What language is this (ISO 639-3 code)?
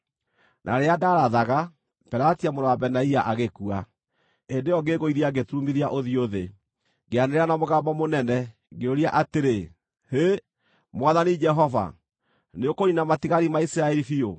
kik